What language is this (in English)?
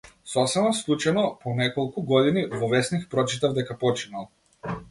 Macedonian